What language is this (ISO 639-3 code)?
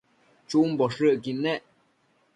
mcf